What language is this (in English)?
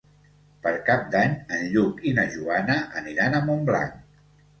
Catalan